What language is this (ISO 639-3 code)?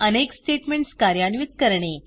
mar